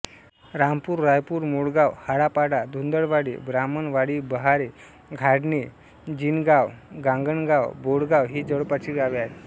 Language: Marathi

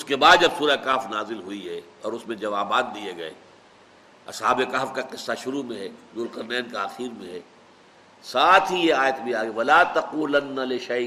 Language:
Urdu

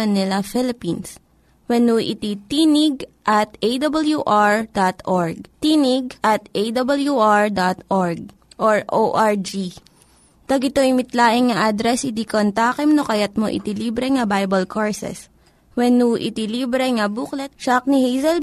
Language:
Filipino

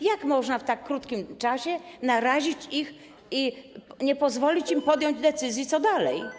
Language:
Polish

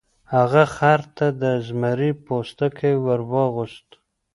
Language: Pashto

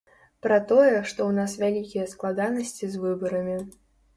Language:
Belarusian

